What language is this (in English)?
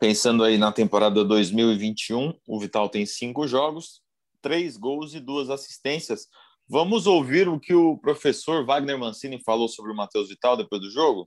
Portuguese